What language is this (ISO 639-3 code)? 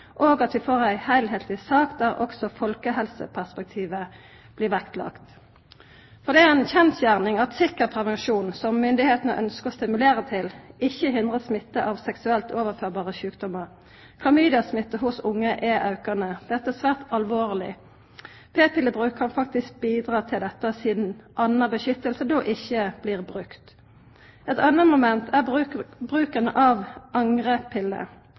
nno